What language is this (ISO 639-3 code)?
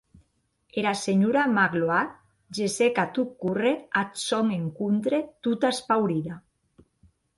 oci